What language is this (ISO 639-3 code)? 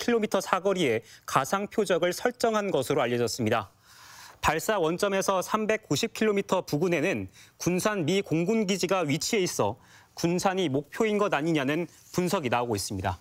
kor